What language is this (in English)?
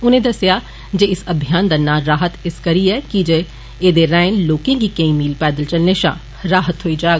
Dogri